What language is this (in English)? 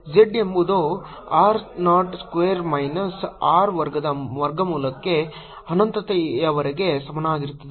Kannada